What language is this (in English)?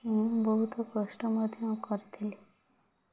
Odia